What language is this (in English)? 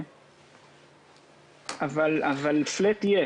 Hebrew